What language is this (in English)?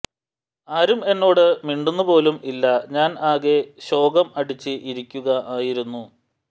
Malayalam